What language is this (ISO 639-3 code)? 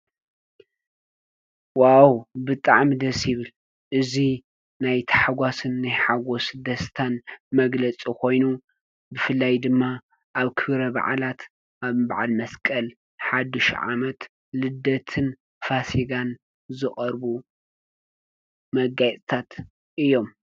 tir